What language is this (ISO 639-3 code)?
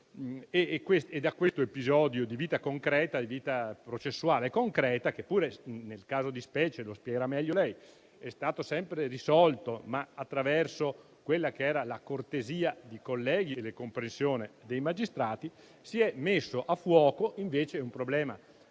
ita